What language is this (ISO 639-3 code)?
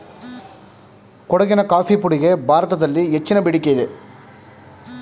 kan